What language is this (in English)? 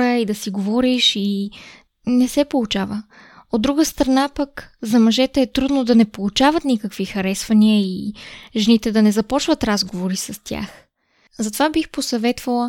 Bulgarian